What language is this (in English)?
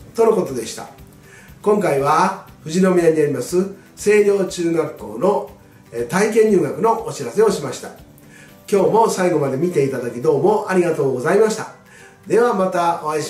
Japanese